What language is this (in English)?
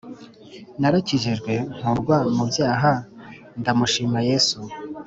Kinyarwanda